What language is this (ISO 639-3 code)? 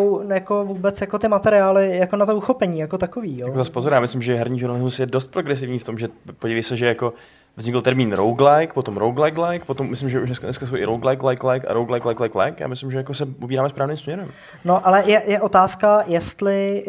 ces